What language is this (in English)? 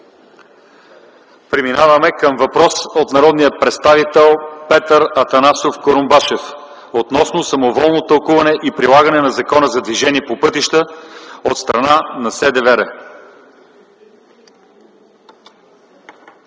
Bulgarian